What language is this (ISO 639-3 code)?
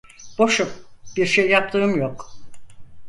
tur